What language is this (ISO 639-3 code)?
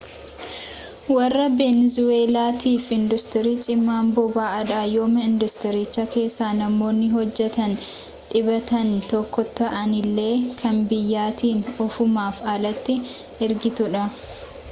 orm